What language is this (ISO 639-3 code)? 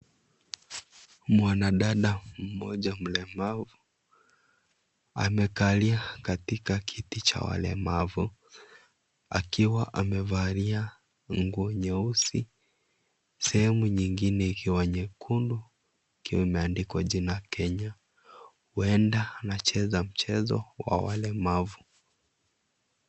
swa